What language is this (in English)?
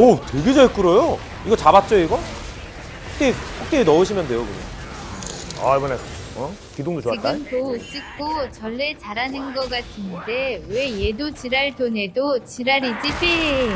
Korean